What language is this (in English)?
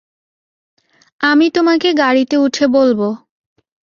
Bangla